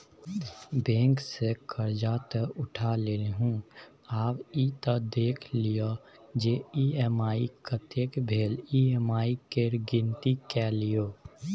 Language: Maithili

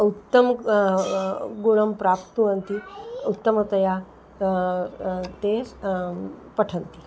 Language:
Sanskrit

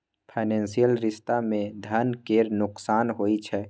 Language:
Maithili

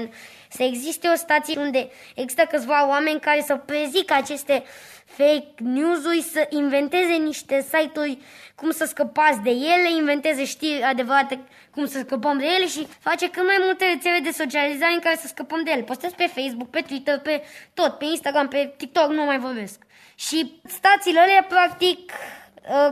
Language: Romanian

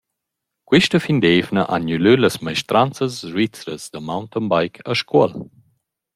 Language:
Romansh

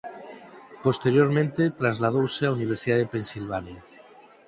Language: Galician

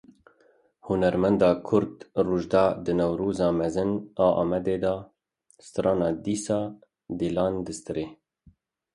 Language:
Kurdish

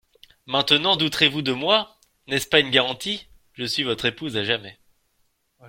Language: French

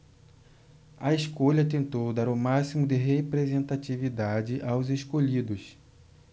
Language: Portuguese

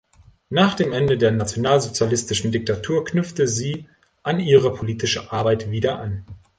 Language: German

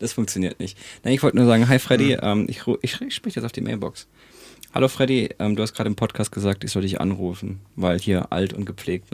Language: German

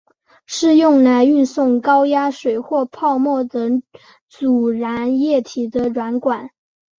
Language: Chinese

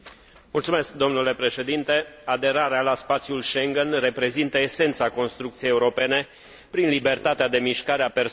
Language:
Romanian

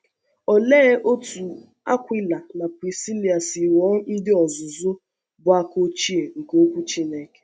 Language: Igbo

